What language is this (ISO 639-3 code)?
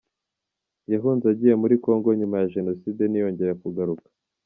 kin